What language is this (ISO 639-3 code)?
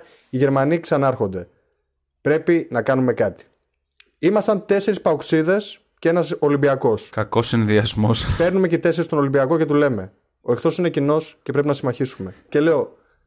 ell